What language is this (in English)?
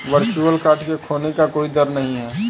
Hindi